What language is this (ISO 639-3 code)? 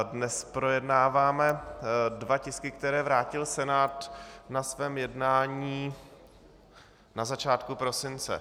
ces